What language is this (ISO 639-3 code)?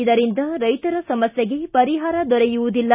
kan